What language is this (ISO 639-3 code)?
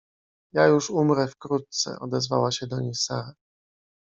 pol